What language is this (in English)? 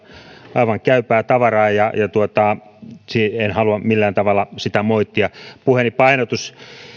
Finnish